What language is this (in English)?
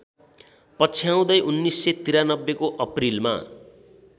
Nepali